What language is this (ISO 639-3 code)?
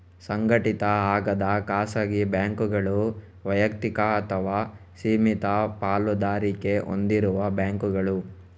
kan